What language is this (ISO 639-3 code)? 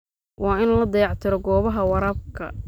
som